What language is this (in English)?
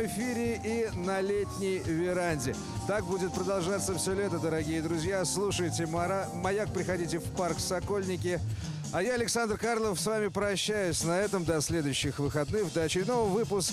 Russian